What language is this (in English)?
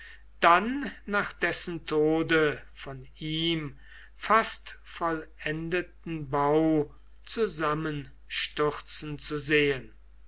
German